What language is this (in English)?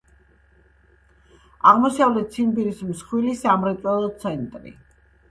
Georgian